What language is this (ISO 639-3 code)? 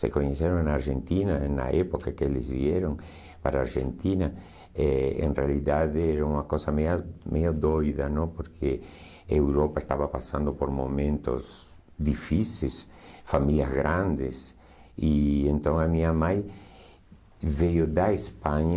por